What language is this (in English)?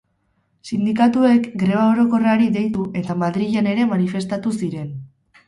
Basque